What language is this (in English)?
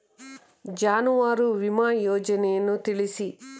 Kannada